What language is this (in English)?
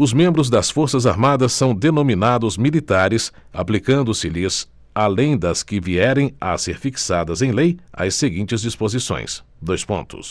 Portuguese